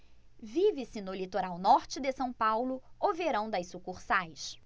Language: Portuguese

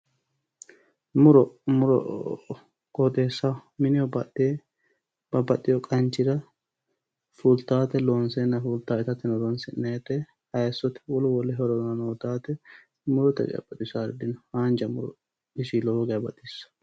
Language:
Sidamo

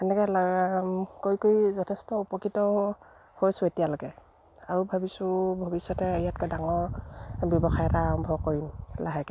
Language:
Assamese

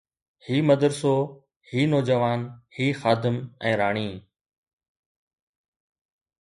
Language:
Sindhi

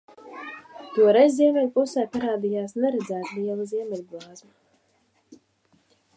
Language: Latvian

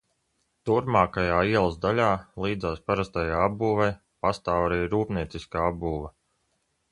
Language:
Latvian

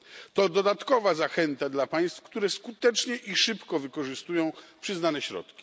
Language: Polish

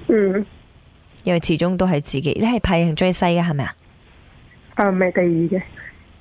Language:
Chinese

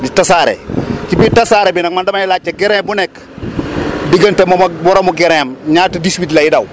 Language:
Wolof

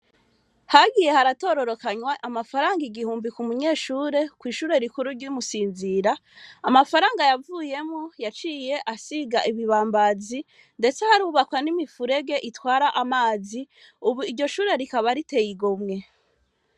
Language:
Rundi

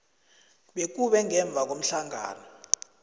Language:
South Ndebele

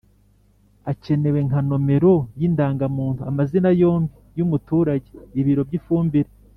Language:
Kinyarwanda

